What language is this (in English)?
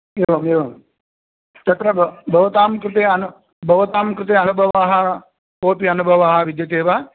Sanskrit